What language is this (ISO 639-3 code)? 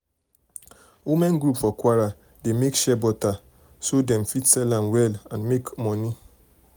pcm